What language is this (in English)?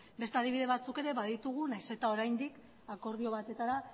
Basque